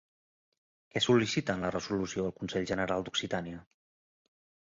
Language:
Catalan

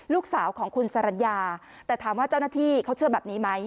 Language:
Thai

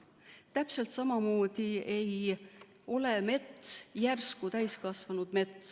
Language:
Estonian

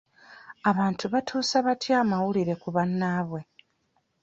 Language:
Ganda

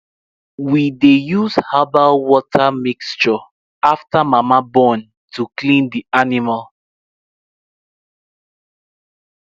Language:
Nigerian Pidgin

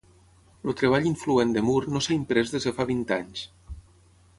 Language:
Catalan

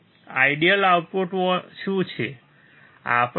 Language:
Gujarati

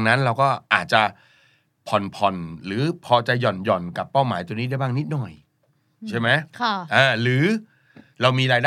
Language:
Thai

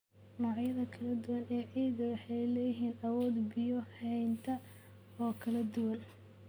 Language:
Somali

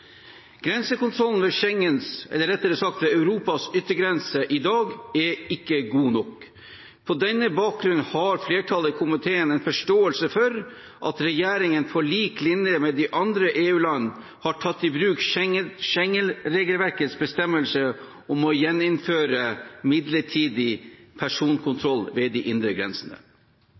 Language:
Norwegian Bokmål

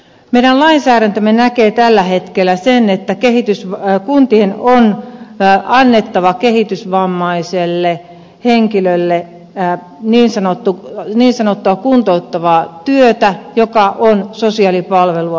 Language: Finnish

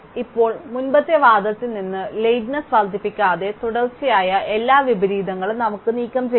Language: Malayalam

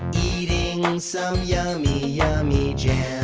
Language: English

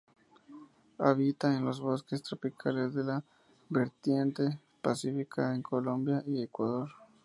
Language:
Spanish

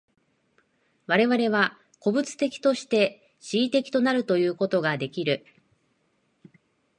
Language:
Japanese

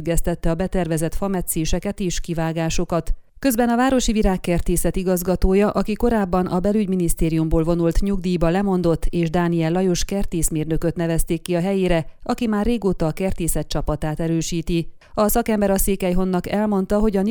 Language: Hungarian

